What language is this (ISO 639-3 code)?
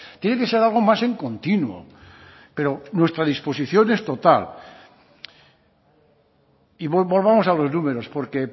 spa